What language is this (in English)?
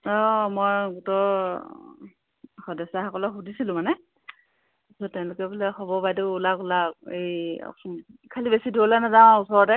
Assamese